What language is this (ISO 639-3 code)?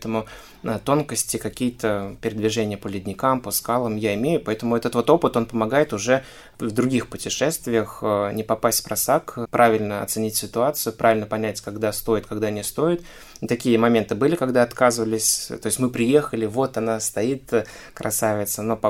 rus